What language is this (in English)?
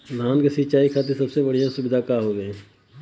Bhojpuri